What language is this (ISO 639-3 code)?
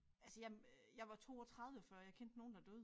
dan